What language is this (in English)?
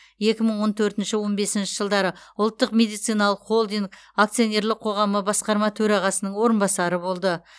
Kazakh